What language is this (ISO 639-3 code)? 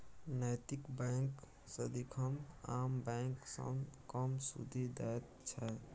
mai